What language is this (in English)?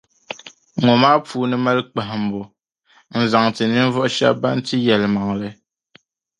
Dagbani